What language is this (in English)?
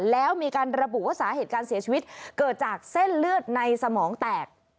Thai